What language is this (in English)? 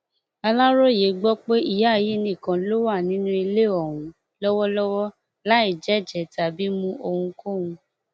Yoruba